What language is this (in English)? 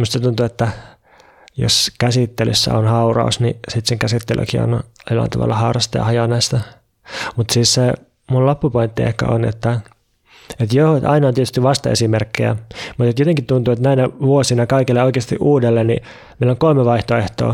Finnish